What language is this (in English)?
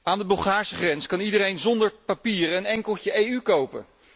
Dutch